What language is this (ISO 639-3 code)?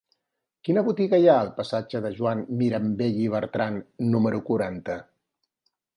cat